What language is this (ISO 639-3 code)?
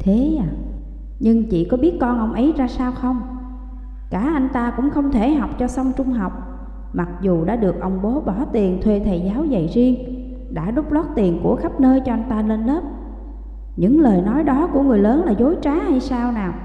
vie